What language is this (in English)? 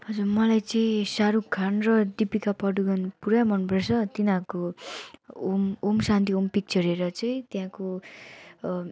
Nepali